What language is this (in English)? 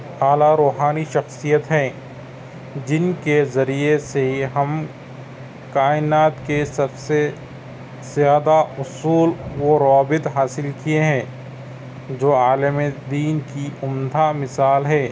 Urdu